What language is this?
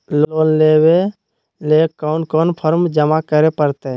Magahi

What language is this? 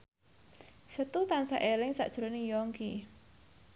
Javanese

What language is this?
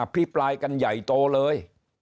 Thai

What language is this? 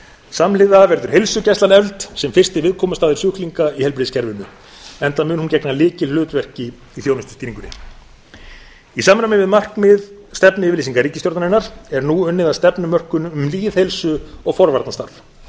Icelandic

